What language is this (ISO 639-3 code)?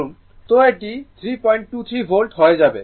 ben